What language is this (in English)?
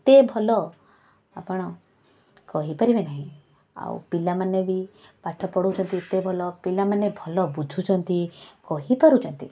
Odia